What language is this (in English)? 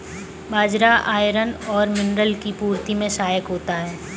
Hindi